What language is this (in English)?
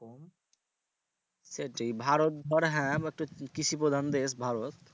Bangla